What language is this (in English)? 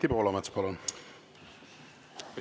Estonian